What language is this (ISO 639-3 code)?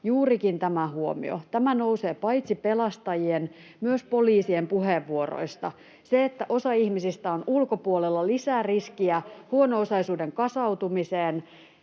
fin